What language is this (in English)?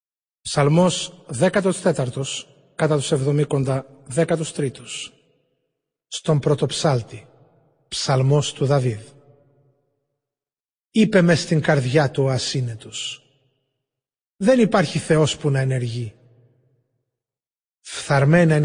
Greek